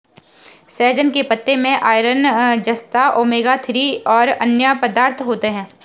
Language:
Hindi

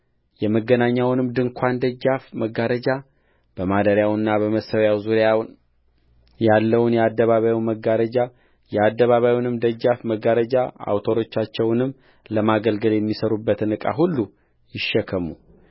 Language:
Amharic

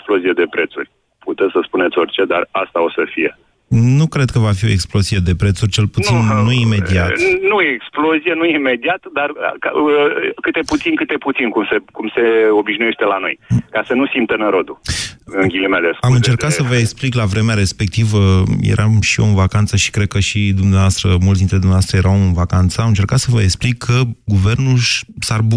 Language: Romanian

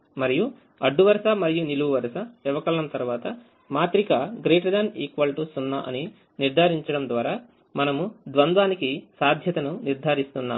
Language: Telugu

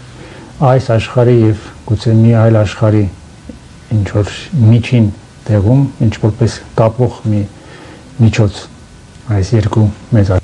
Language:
Romanian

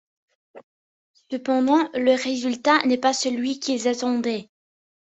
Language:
French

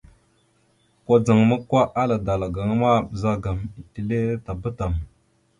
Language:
Mada (Cameroon)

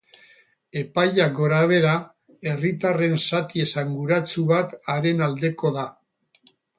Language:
Basque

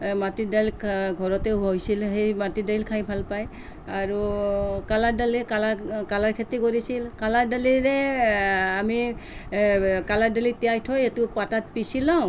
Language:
Assamese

